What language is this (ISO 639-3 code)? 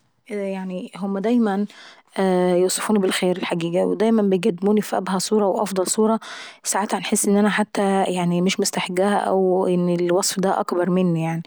aec